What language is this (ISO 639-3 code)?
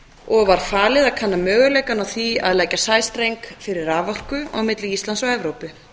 isl